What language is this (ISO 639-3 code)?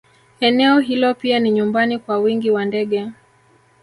swa